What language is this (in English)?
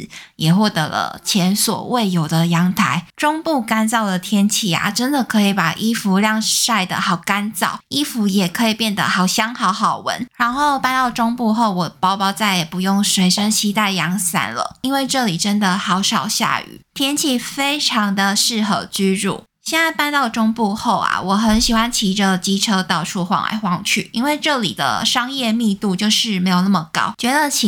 Chinese